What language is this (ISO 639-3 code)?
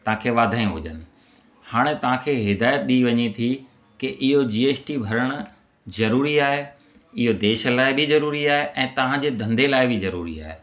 snd